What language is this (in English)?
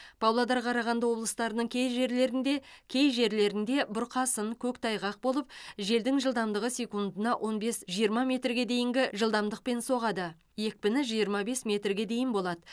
Kazakh